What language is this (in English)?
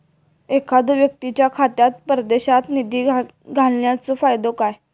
Marathi